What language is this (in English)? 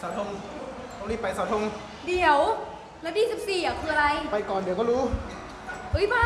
Thai